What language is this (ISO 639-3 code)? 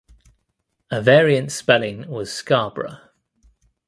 eng